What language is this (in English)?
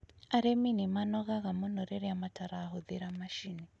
Kikuyu